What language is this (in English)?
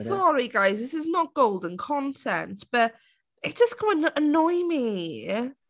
English